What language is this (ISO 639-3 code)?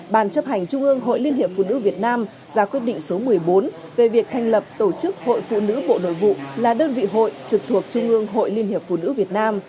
vie